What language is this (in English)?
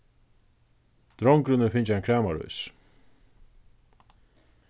Faroese